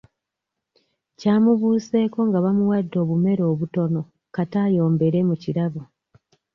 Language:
Ganda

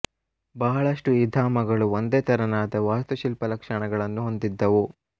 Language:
Kannada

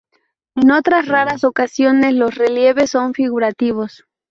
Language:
Spanish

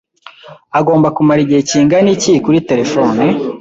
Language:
Kinyarwanda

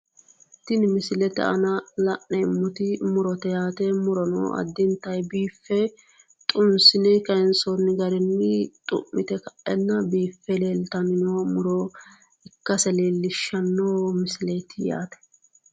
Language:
Sidamo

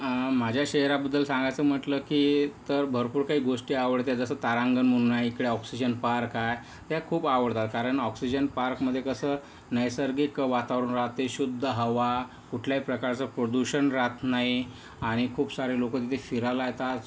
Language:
Marathi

